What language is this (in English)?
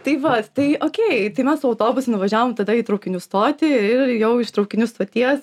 Lithuanian